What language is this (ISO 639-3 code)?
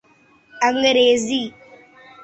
urd